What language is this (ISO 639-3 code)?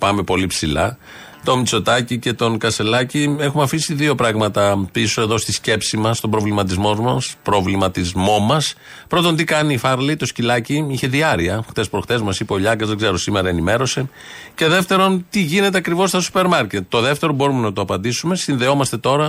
ell